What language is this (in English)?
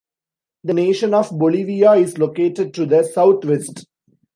English